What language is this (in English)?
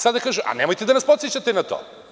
Serbian